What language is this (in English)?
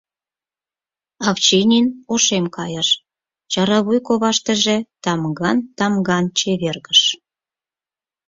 Mari